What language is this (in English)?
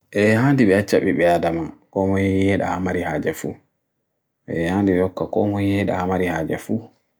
Bagirmi Fulfulde